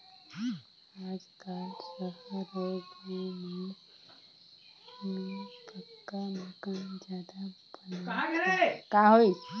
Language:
Chhattisgarhi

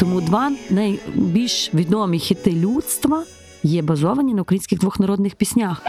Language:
Ukrainian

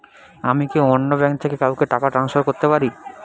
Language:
Bangla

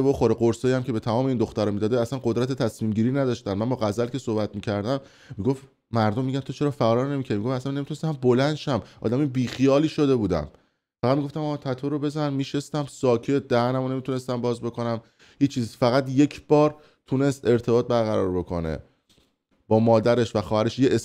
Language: Persian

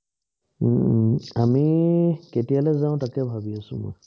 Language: Assamese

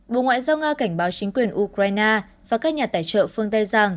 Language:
Vietnamese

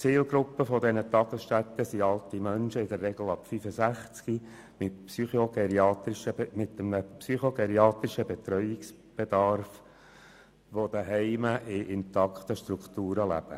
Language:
Swiss German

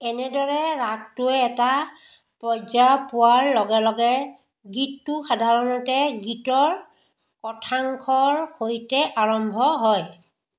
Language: Assamese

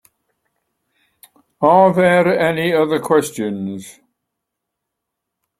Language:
English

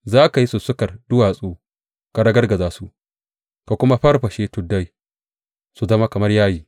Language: Hausa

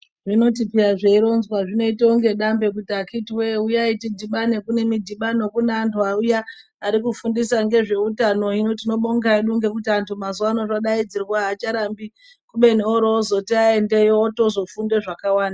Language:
Ndau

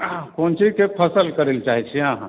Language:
Maithili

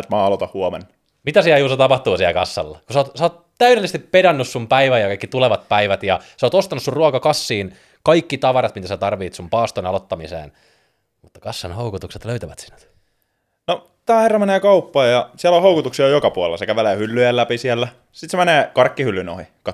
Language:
Finnish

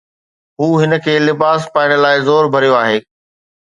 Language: Sindhi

